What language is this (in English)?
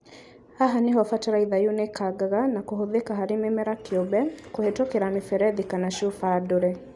Kikuyu